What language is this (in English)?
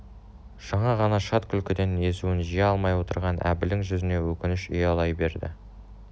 Kazakh